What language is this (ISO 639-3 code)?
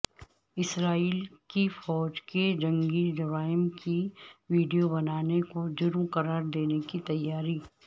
urd